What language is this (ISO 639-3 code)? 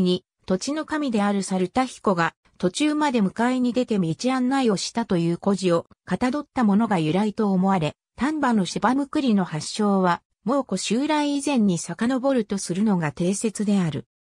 jpn